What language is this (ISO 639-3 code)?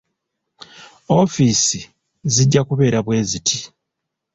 lug